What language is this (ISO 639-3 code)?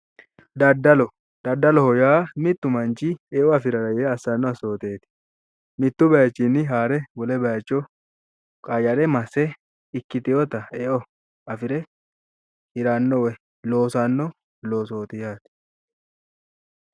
sid